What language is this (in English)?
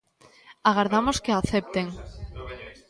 Galician